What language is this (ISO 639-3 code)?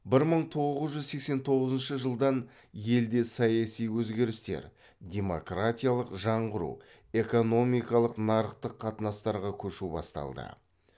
kaz